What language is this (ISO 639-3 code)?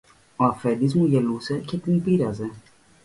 ell